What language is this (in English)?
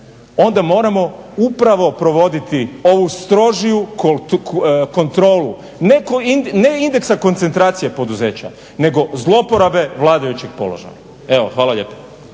Croatian